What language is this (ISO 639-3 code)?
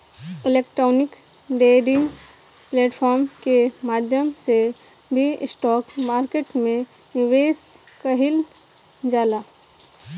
bho